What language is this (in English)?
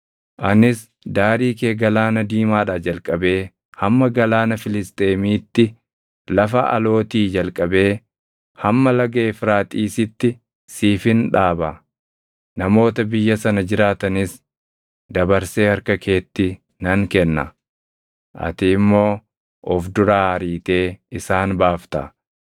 Oromo